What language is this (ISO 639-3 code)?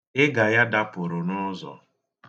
ibo